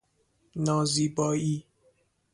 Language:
Persian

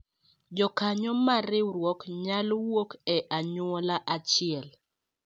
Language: Luo (Kenya and Tanzania)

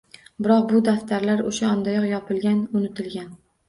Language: Uzbek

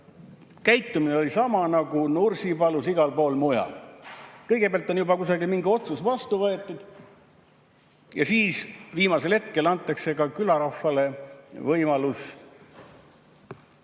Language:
Estonian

